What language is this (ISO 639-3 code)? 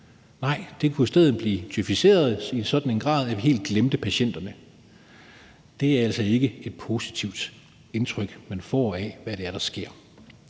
dan